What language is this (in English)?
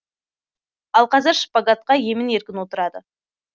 Kazakh